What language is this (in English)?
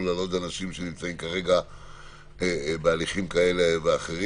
Hebrew